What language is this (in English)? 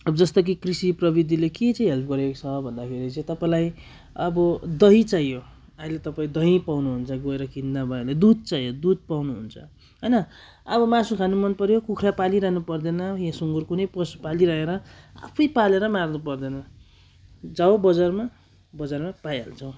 Nepali